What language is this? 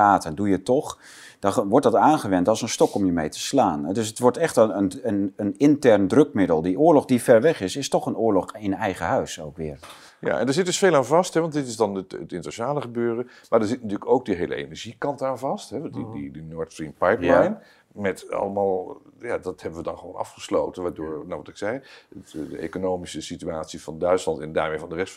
Dutch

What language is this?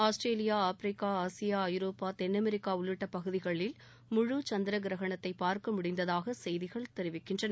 Tamil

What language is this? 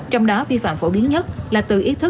Vietnamese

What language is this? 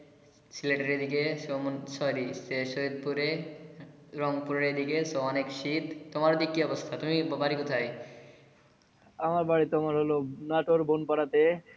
Bangla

